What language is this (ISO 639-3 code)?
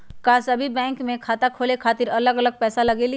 mag